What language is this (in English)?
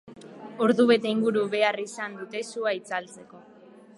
Basque